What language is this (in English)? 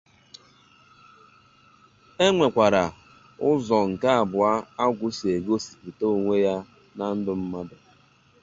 Igbo